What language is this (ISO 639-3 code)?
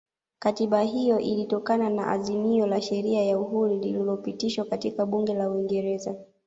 swa